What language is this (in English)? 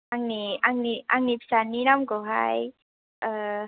Bodo